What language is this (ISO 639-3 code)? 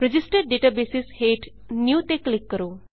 pan